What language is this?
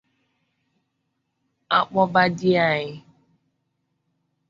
Igbo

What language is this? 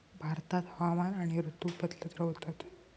Marathi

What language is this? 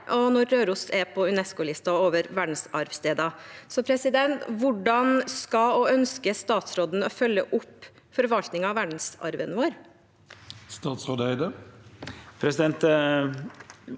Norwegian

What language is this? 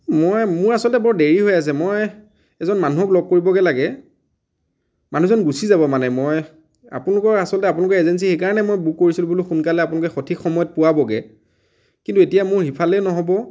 Assamese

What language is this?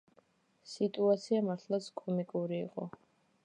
Georgian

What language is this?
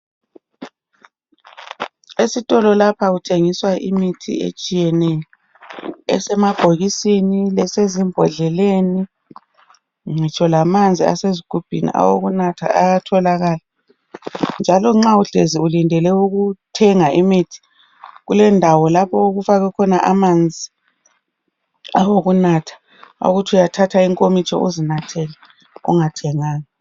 North Ndebele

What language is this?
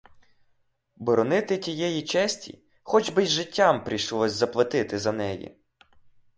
Ukrainian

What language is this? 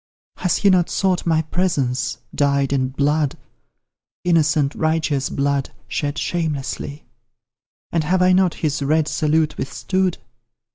English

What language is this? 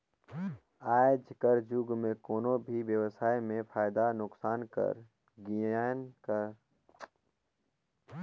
Chhattisgarhi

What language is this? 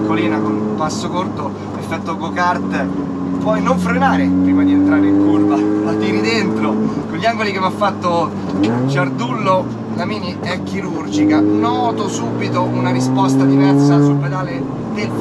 Italian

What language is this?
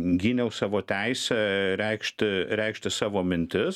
Lithuanian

